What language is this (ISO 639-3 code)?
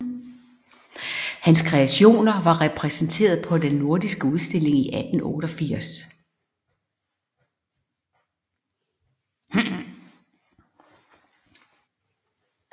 dan